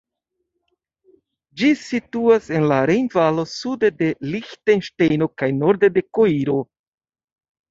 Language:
Esperanto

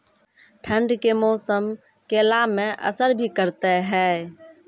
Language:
Maithili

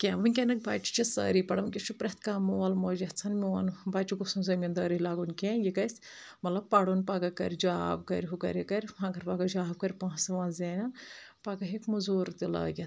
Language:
Kashmiri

